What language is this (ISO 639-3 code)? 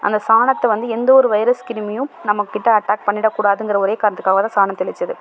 tam